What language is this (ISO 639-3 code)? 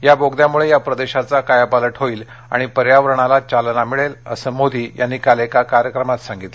mar